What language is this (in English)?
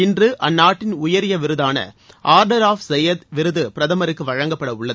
Tamil